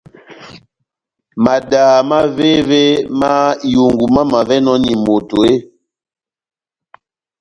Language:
Batanga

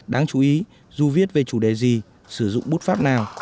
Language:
Vietnamese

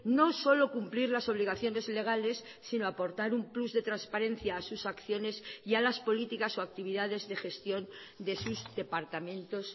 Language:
Spanish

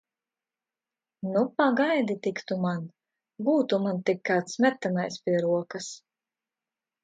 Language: Latvian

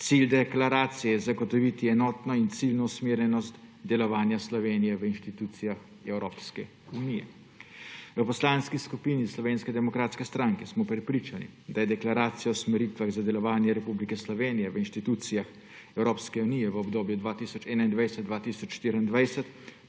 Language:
Slovenian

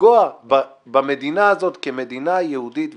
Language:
Hebrew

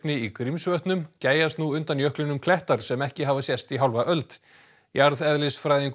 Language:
Icelandic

